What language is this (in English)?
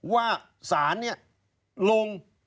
Thai